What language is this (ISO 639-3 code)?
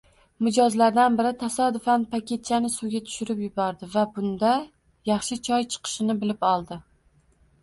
uzb